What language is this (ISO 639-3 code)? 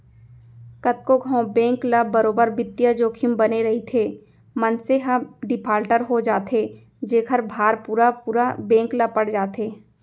hne